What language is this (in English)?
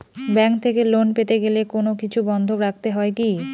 Bangla